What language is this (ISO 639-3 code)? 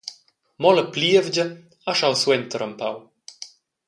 roh